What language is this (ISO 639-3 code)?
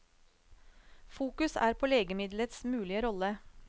nor